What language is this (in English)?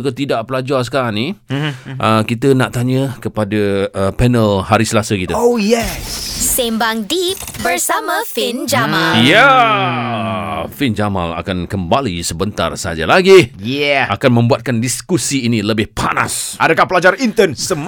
Malay